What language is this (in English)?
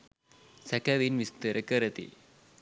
Sinhala